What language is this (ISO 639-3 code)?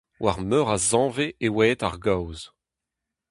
bre